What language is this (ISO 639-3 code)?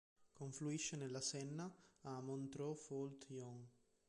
ita